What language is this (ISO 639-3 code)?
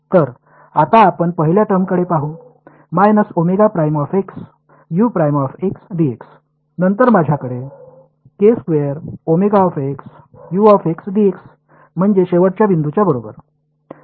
mar